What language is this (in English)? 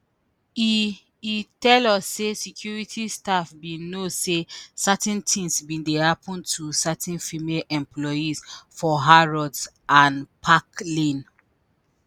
Nigerian Pidgin